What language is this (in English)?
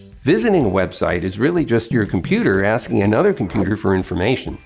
English